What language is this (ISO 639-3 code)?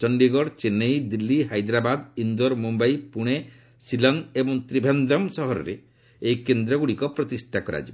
ori